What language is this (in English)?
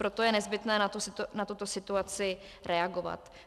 Czech